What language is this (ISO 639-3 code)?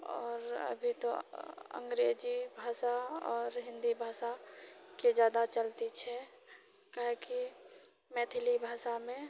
mai